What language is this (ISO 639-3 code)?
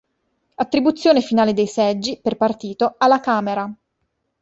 ita